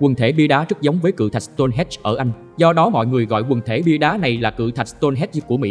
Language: Vietnamese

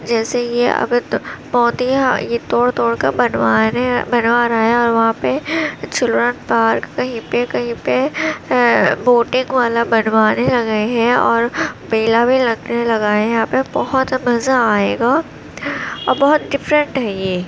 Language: Urdu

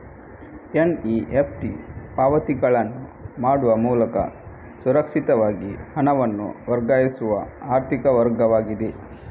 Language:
Kannada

